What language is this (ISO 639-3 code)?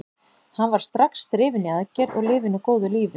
isl